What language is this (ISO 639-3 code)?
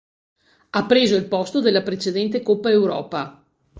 ita